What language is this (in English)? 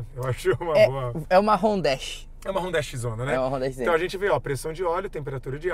Portuguese